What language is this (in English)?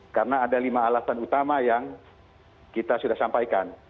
Indonesian